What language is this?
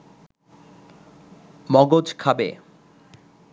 Bangla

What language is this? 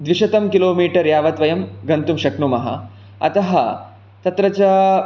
Sanskrit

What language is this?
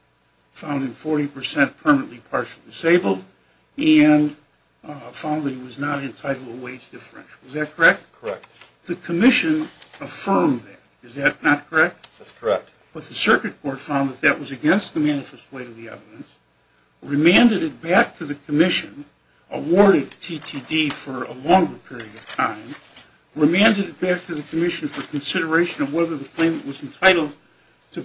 English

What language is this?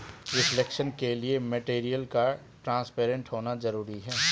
Hindi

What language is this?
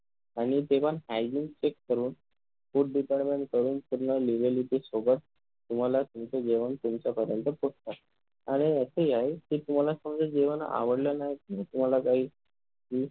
Marathi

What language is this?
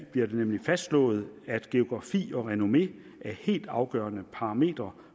Danish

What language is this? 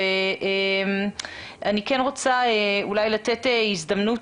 Hebrew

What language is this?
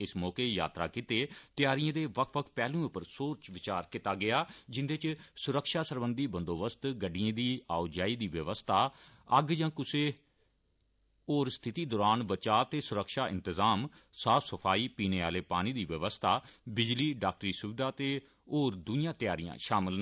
Dogri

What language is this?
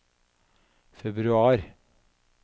Norwegian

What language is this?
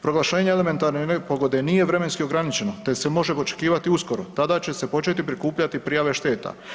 Croatian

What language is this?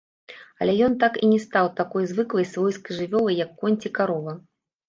Belarusian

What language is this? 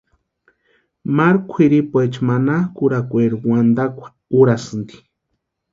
Western Highland Purepecha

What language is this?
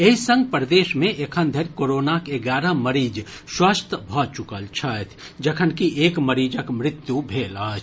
Maithili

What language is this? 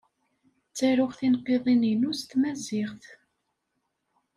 Kabyle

